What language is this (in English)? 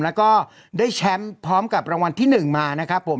Thai